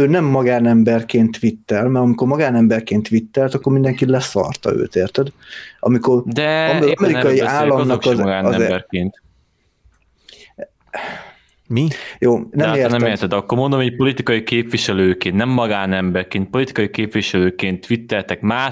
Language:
Hungarian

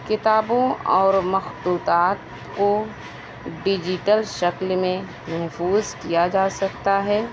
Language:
Urdu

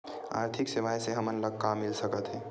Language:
Chhattisgarhi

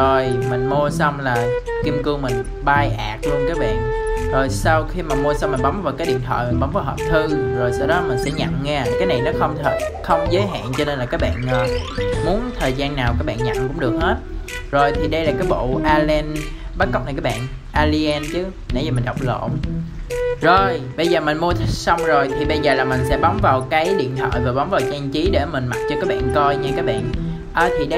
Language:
Vietnamese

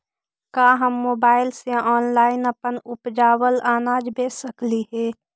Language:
Magahi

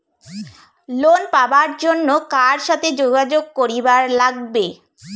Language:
Bangla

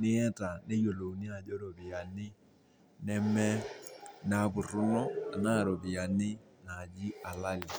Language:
Masai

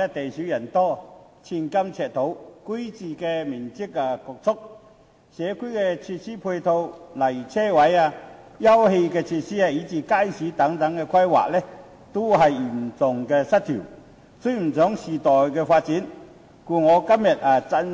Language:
Cantonese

